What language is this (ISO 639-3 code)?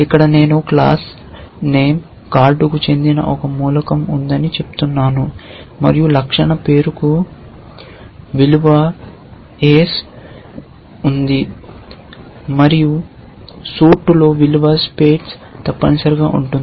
tel